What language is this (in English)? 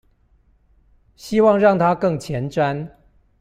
Chinese